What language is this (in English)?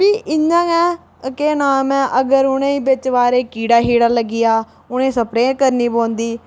Dogri